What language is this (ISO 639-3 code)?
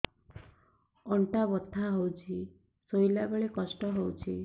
ori